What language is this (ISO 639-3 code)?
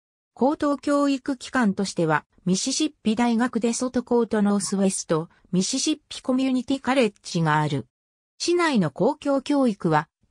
jpn